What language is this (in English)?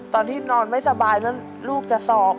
Thai